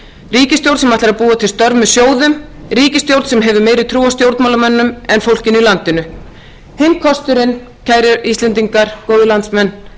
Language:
Icelandic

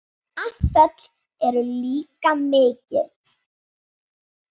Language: Icelandic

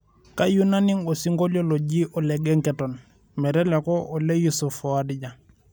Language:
Masai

